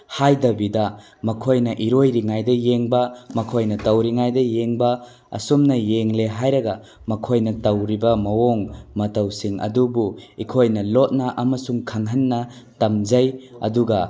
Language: Manipuri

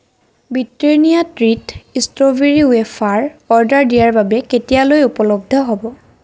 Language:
Assamese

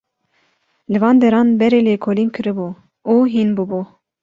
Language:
Kurdish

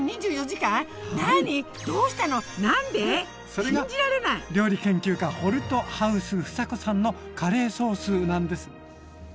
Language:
Japanese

